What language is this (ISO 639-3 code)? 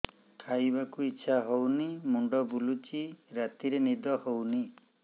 ori